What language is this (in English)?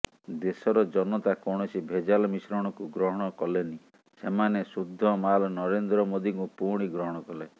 Odia